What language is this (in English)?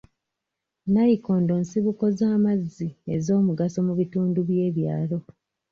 Ganda